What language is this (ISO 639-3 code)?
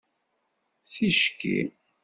kab